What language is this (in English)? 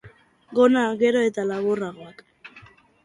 Basque